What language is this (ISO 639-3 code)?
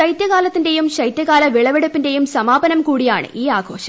mal